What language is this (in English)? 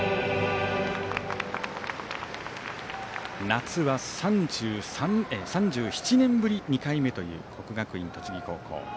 Japanese